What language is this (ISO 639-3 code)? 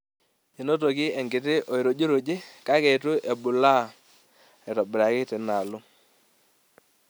mas